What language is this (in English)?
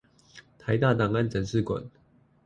Chinese